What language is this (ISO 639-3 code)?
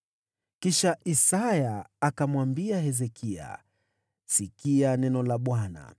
swa